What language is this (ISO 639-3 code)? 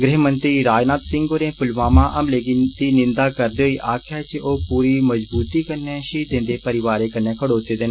doi